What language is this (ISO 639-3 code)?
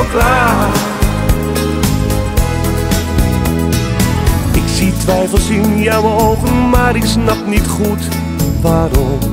nld